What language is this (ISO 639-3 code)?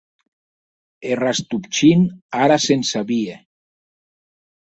oci